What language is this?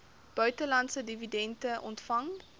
Afrikaans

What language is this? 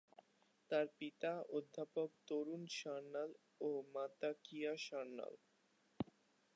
Bangla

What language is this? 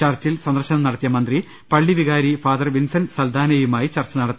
Malayalam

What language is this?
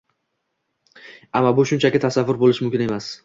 Uzbek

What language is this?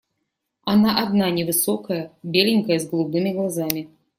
Russian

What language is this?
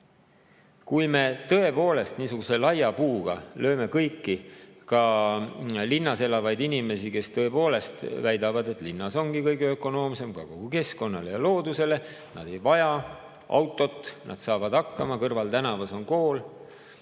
Estonian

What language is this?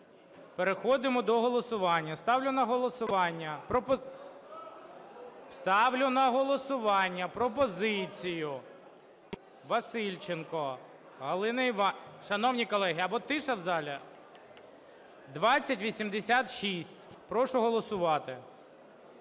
Ukrainian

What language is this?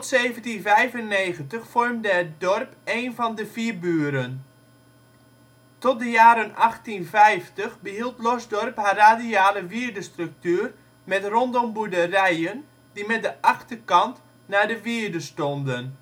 Dutch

